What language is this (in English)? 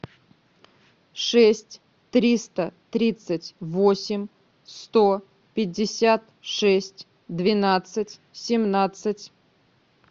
Russian